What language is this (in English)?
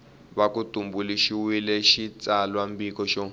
Tsonga